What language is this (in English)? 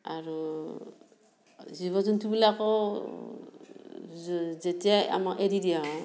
Assamese